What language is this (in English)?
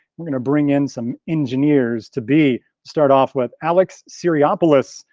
English